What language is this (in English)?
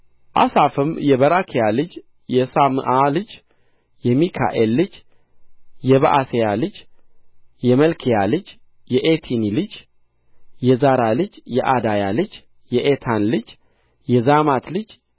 Amharic